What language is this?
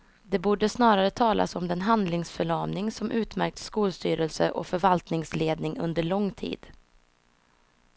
Swedish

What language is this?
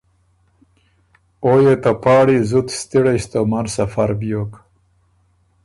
Ormuri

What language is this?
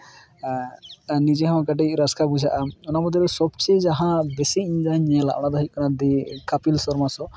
Santali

